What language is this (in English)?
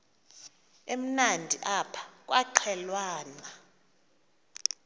Xhosa